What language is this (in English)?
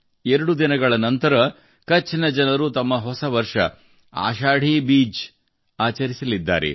Kannada